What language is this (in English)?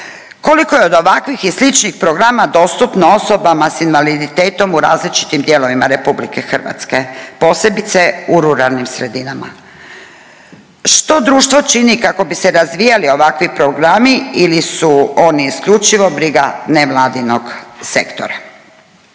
Croatian